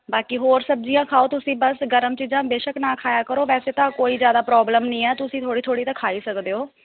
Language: Punjabi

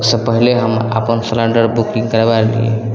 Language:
Maithili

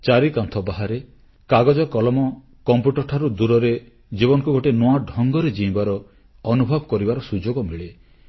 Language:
Odia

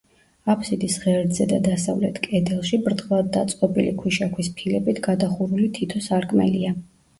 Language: Georgian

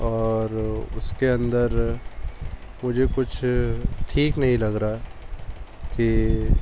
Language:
Urdu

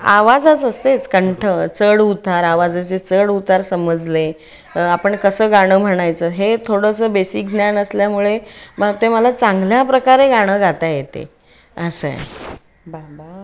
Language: Marathi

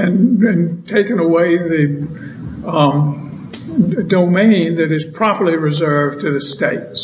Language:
English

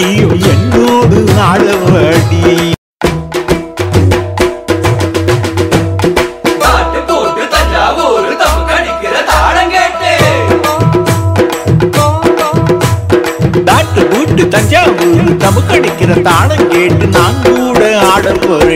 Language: Tamil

